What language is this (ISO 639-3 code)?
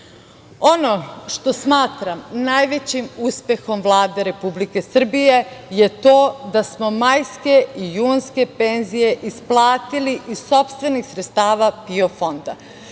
srp